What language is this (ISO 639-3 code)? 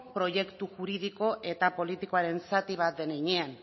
eus